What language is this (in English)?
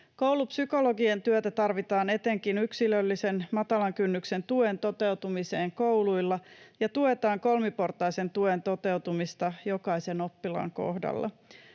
Finnish